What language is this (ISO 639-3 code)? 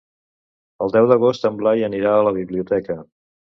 cat